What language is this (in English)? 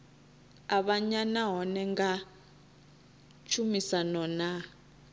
Venda